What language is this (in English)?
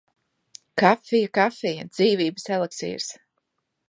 Latvian